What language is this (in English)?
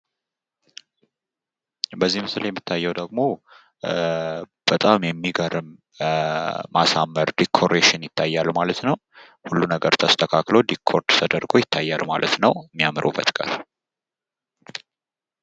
Amharic